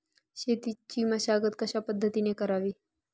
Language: Marathi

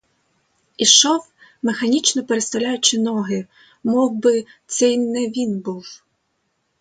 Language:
Ukrainian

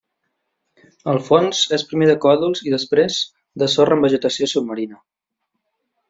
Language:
Catalan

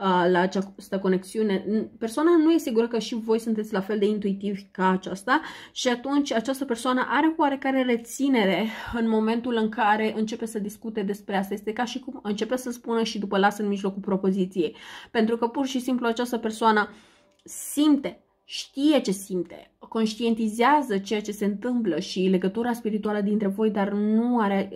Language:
Romanian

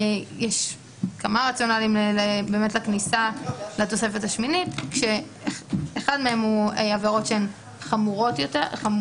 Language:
Hebrew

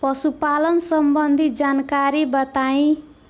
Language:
Bhojpuri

